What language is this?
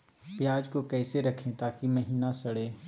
Magahi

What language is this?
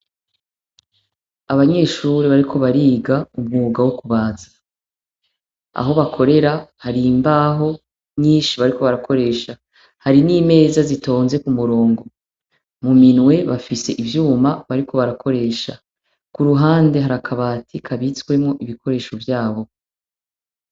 Rundi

